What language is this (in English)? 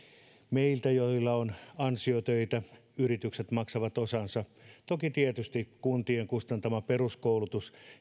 Finnish